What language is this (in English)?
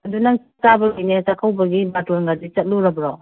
Manipuri